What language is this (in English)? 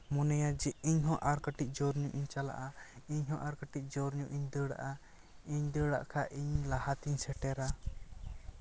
Santali